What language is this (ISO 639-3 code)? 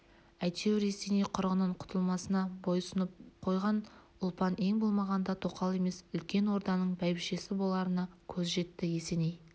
kaz